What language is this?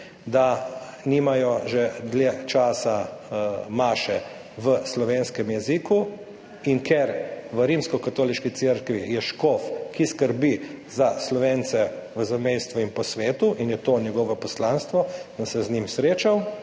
Slovenian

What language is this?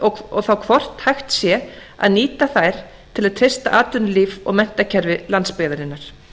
Icelandic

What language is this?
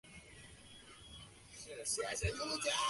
Chinese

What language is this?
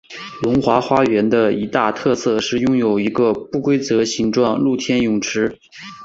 Chinese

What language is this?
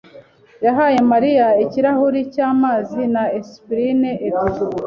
Kinyarwanda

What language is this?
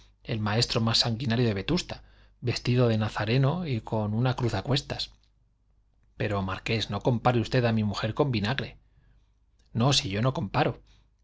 Spanish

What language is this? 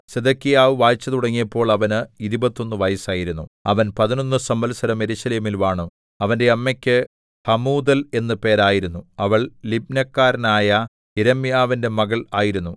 Malayalam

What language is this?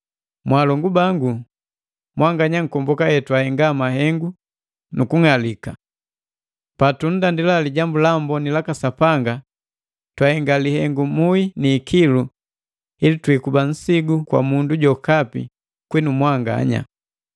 Matengo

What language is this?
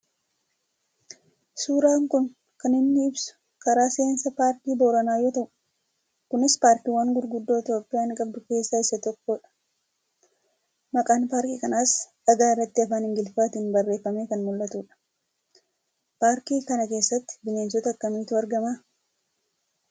Oromo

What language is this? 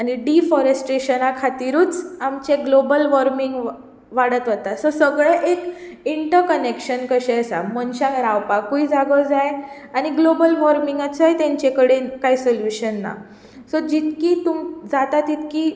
Konkani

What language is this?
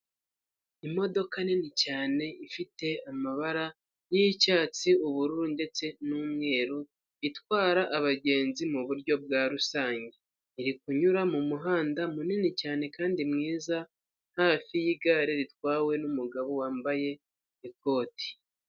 Kinyarwanda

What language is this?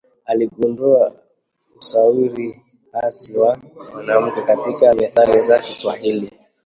Swahili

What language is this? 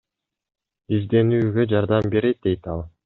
Kyrgyz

